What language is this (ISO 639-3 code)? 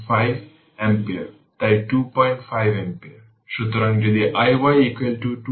ben